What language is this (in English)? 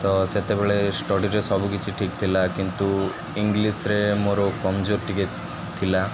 Odia